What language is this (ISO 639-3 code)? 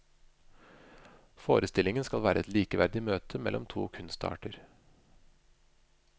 nor